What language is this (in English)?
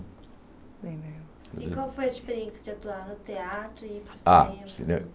Portuguese